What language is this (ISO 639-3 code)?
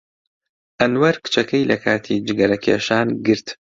ckb